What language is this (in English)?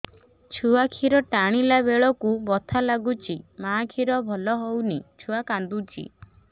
Odia